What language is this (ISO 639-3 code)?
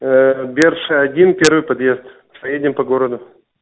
rus